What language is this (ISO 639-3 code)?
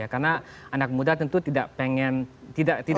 ind